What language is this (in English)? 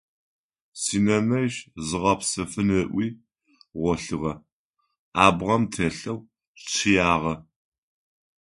Adyghe